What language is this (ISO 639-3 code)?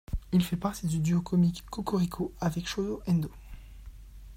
fra